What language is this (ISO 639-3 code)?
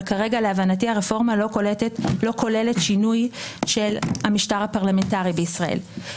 heb